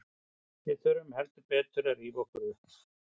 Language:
Icelandic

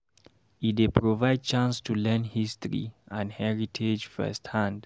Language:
Nigerian Pidgin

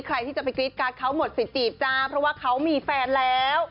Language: Thai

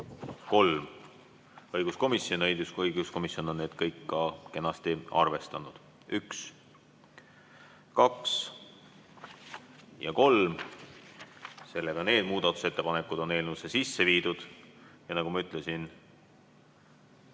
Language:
Estonian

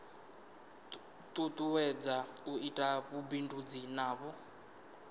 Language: Venda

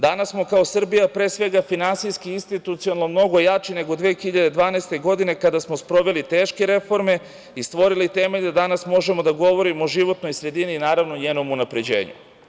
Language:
Serbian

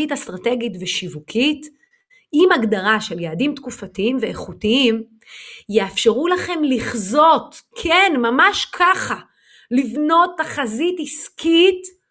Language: Hebrew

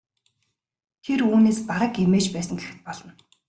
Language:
Mongolian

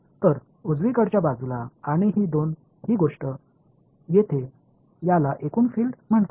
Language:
Marathi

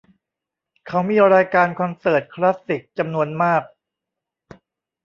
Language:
Thai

